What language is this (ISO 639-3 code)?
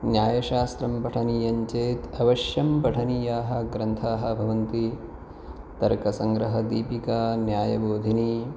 san